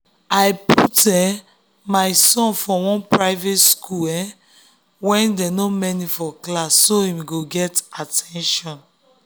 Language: Nigerian Pidgin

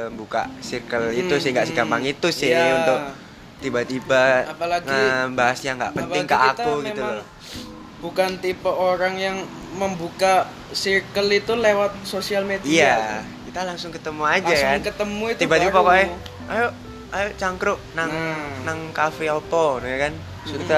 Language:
Indonesian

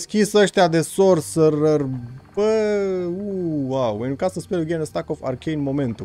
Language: Romanian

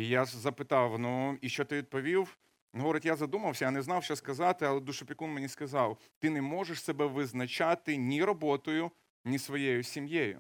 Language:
Ukrainian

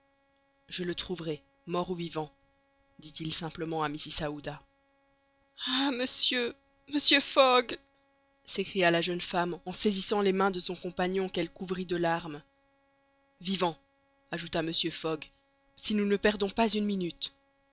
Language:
French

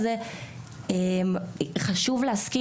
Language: Hebrew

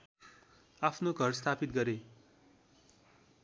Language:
Nepali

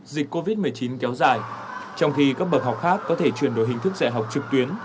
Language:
Vietnamese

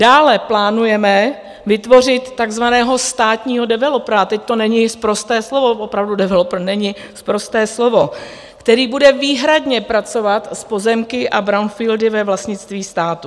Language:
Czech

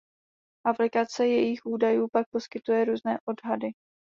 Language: Czech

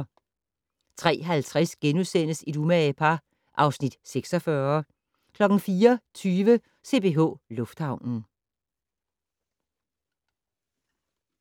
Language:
Danish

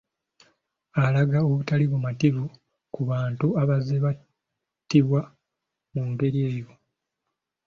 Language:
Ganda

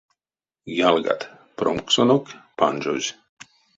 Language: Erzya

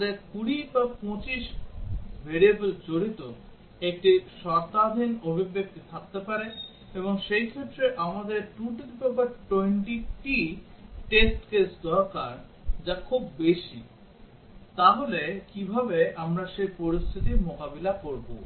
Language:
Bangla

